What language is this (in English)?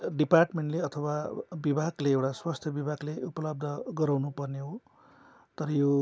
Nepali